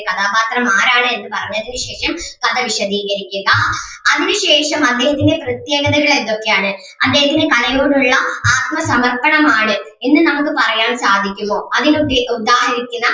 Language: Malayalam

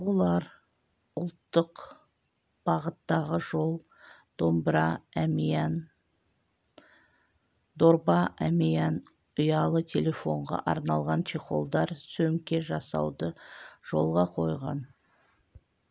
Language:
Kazakh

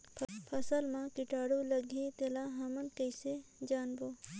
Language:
Chhattisgarhi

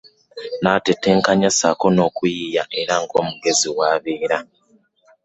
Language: Ganda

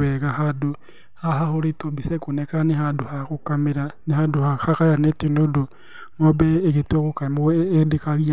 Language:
Kikuyu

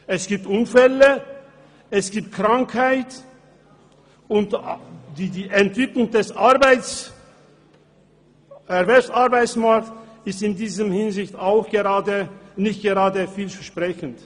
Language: Swiss German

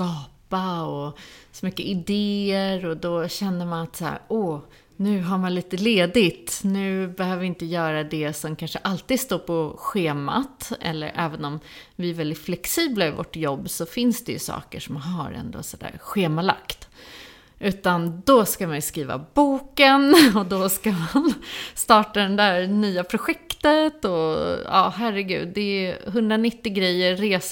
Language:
Swedish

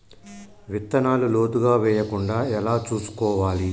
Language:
Telugu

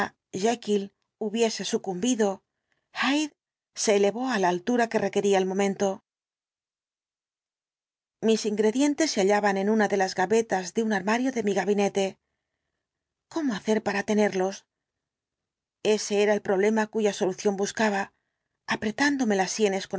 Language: Spanish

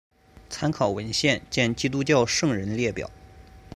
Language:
Chinese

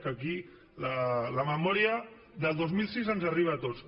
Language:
Catalan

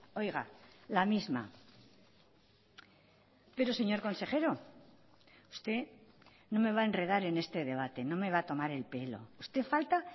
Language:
Spanish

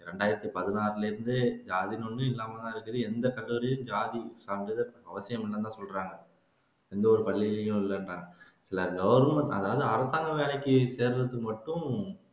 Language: Tamil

